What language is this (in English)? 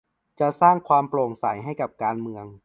Thai